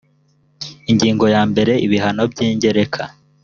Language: Kinyarwanda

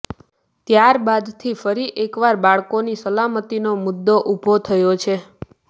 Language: Gujarati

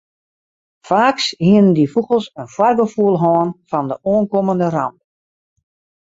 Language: Western Frisian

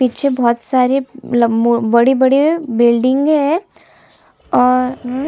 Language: Hindi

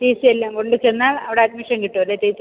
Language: Malayalam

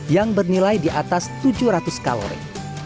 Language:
Indonesian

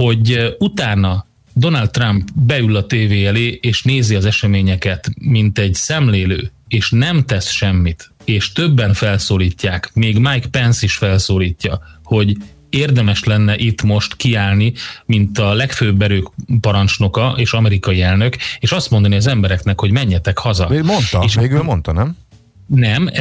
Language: Hungarian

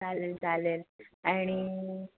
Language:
Marathi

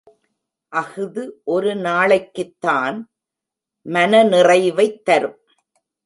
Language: Tamil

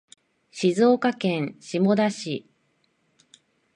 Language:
Japanese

